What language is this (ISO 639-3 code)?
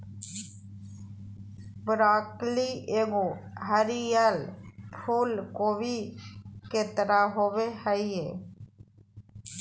mag